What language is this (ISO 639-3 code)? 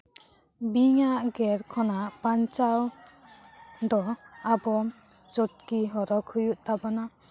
sat